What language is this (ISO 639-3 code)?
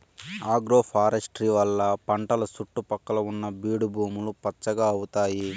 tel